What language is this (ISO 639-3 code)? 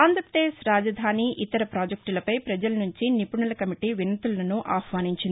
tel